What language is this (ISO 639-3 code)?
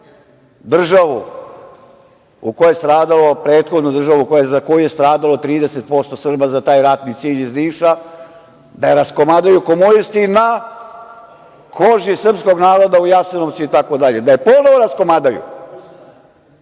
srp